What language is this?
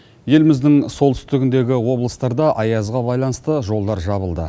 Kazakh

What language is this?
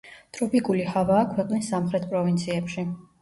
Georgian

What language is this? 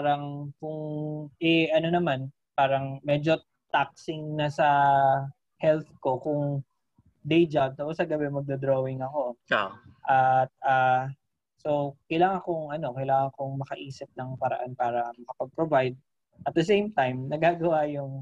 Filipino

